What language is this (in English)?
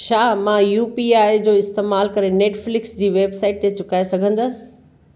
Sindhi